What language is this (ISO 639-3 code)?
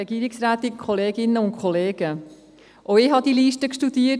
gsw